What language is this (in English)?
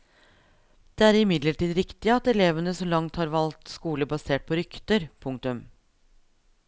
Norwegian